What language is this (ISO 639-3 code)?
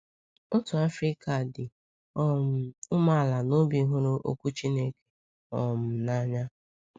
ibo